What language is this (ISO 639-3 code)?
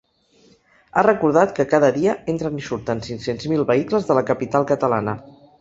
cat